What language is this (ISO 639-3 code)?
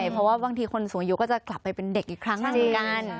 tha